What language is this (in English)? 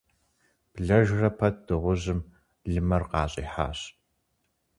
Kabardian